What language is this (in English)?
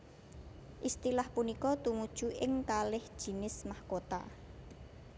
Javanese